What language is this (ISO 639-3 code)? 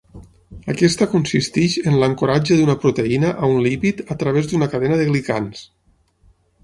cat